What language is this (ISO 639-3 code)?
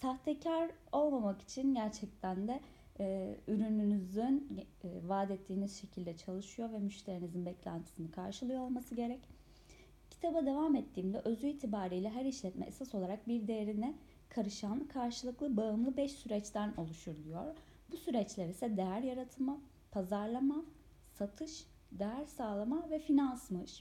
tur